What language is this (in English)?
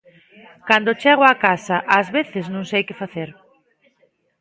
Galician